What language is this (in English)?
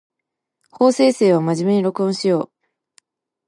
Japanese